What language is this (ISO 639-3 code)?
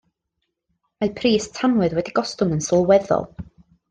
cym